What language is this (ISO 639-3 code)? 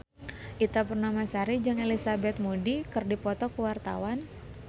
sun